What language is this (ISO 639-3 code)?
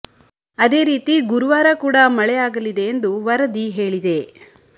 kan